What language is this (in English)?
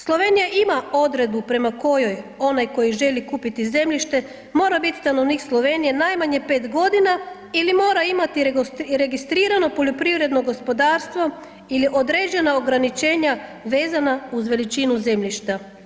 Croatian